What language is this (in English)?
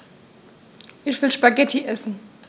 German